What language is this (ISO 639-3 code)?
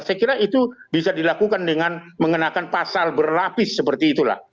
ind